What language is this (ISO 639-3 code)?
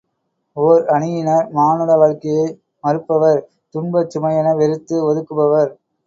tam